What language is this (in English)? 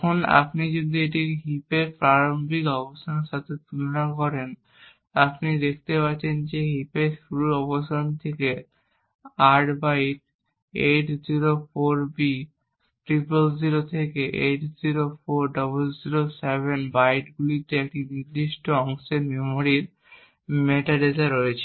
Bangla